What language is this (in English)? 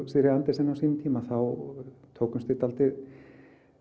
Icelandic